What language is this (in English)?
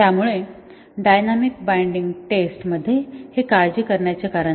Marathi